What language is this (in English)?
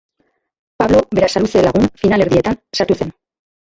Basque